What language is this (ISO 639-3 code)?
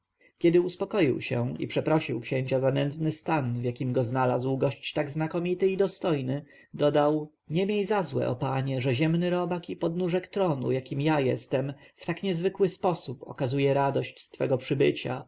pol